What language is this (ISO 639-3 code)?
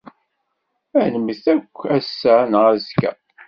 kab